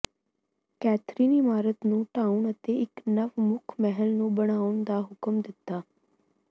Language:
Punjabi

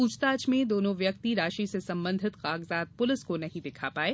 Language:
Hindi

